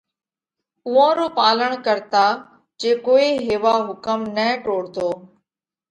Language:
Parkari Koli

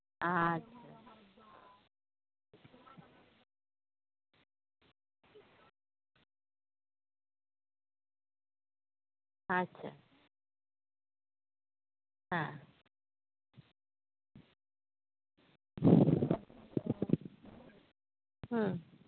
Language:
Santali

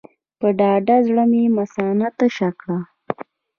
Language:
Pashto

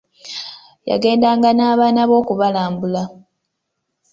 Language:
Ganda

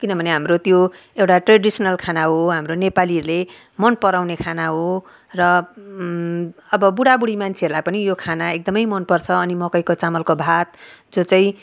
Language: Nepali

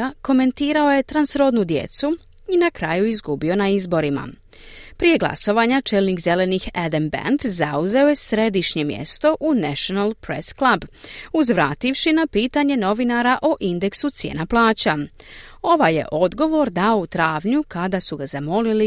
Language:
Croatian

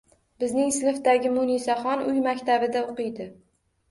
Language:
Uzbek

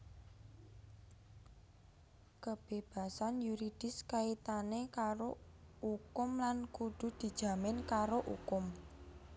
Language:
Javanese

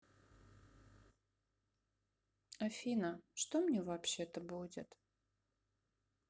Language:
Russian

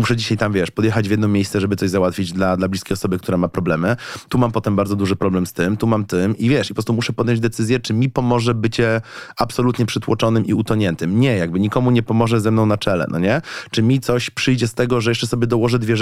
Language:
Polish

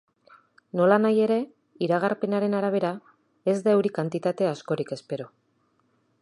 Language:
Basque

